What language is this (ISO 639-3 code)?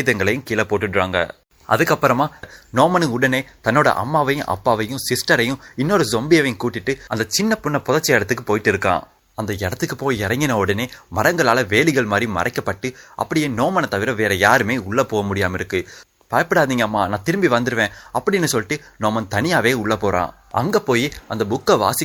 tam